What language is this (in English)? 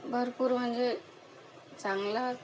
Marathi